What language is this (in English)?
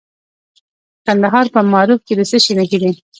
Pashto